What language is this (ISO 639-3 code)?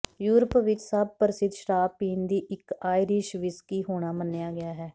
pan